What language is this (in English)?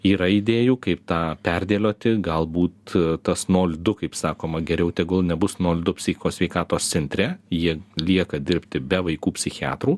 Lithuanian